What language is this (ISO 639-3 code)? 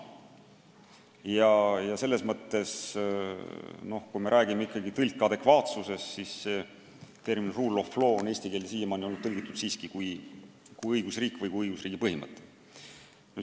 est